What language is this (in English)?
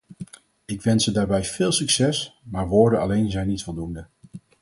Dutch